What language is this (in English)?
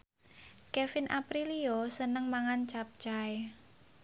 Javanese